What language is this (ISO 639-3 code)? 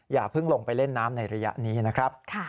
tha